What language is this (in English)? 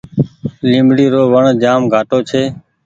Goaria